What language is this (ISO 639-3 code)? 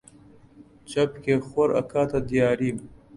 ckb